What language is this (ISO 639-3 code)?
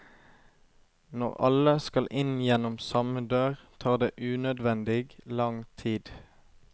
nor